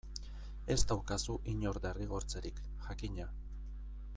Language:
Basque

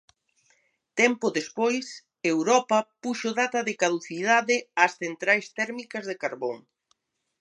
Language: Galician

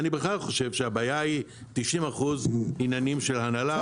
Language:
Hebrew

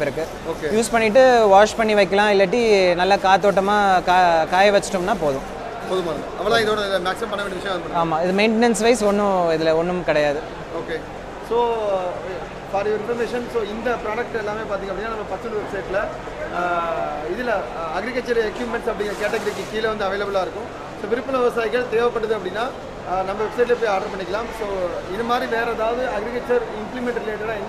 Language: Korean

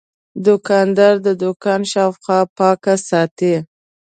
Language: Pashto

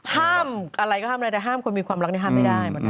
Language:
Thai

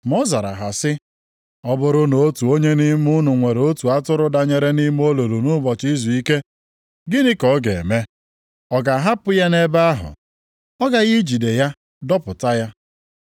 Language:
Igbo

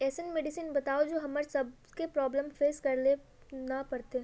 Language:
Magahi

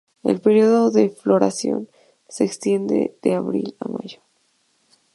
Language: Spanish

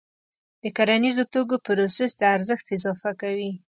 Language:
Pashto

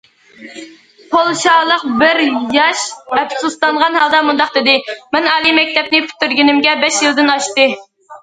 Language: Uyghur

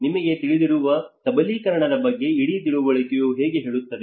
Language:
Kannada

